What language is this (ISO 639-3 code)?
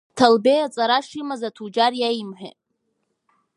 abk